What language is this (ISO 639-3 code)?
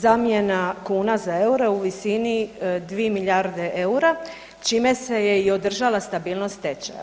hrv